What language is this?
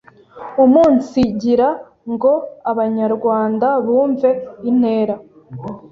Kinyarwanda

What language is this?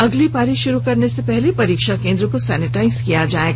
Hindi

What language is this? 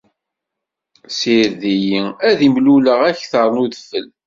Kabyle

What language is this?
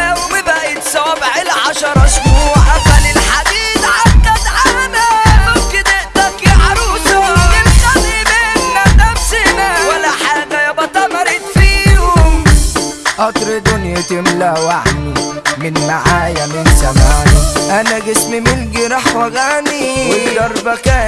Arabic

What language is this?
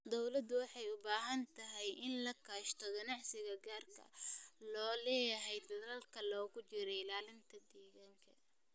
Somali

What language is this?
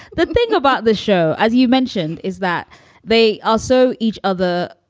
English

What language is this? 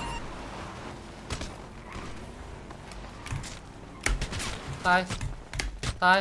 Thai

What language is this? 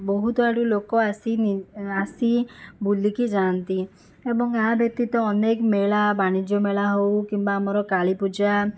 Odia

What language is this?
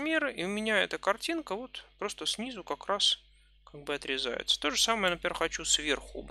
Russian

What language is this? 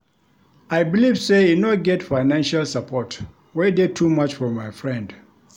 Nigerian Pidgin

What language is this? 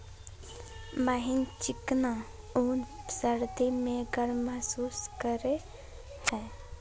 Magahi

